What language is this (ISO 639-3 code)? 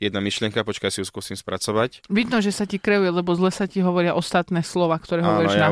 slk